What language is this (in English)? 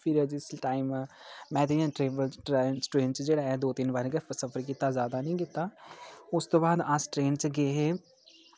Dogri